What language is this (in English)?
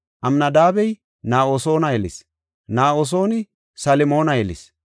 Gofa